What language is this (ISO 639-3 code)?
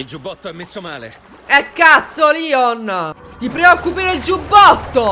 ita